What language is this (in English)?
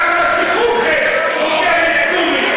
Hebrew